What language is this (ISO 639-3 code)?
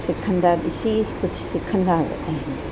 snd